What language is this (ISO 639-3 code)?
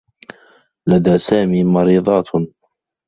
ara